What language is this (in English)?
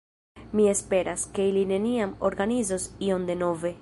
Esperanto